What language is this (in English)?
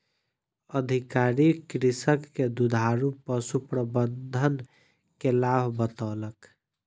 Maithili